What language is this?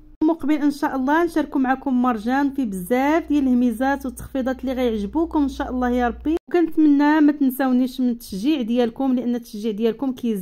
Arabic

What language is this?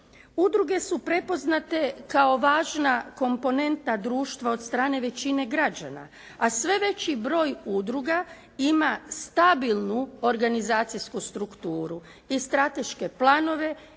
Croatian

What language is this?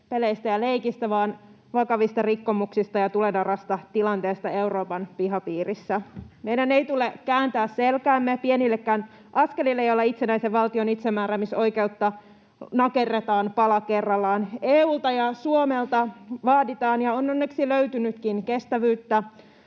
Finnish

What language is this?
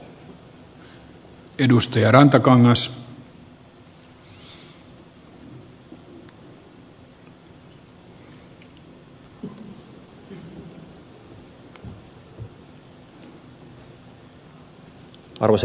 Finnish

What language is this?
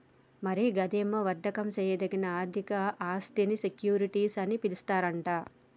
Telugu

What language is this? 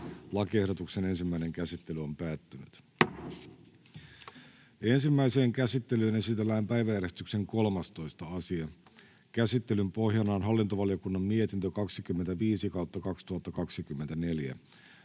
Finnish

